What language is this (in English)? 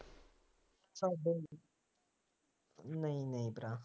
Punjabi